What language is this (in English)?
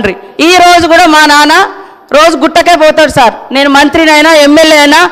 Telugu